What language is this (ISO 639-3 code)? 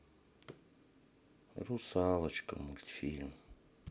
rus